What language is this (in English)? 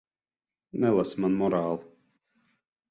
Latvian